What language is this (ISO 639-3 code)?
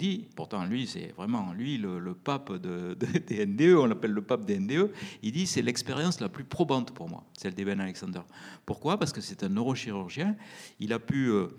fra